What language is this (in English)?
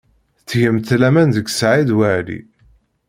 Kabyle